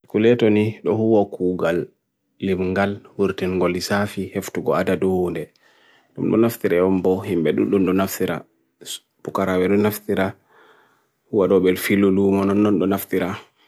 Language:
Bagirmi Fulfulde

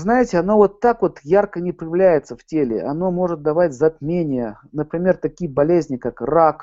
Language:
Russian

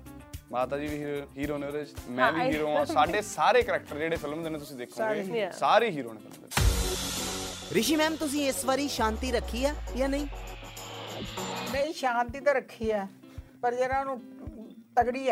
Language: Punjabi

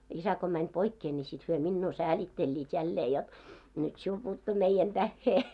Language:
Finnish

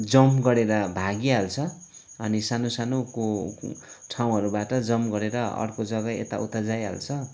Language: Nepali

